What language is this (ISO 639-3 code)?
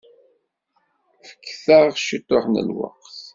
kab